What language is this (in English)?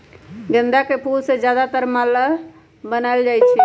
Magahi